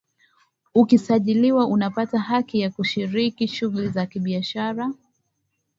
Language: Swahili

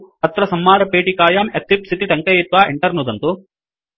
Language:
Sanskrit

